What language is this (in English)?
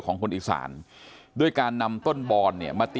Thai